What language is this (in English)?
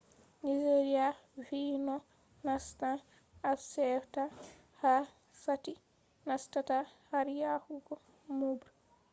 Fula